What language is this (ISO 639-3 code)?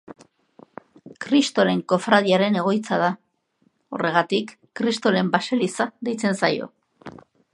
eus